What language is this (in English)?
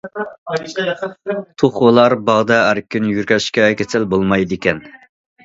Uyghur